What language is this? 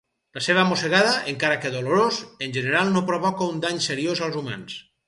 Catalan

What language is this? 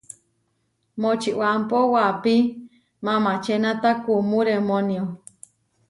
Huarijio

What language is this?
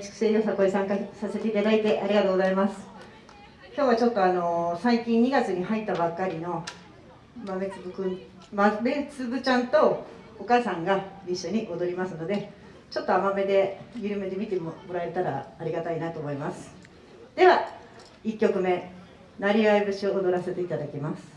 Japanese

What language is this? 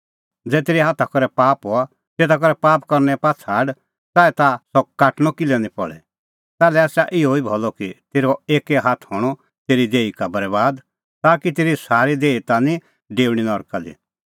Kullu Pahari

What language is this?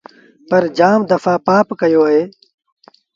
Sindhi Bhil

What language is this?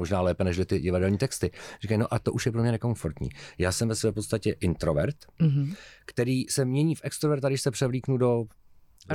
Czech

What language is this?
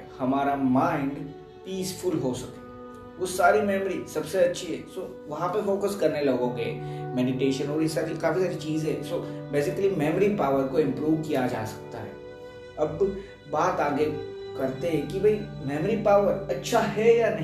Hindi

